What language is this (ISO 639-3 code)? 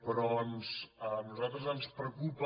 cat